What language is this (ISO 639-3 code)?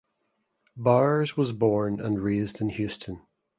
eng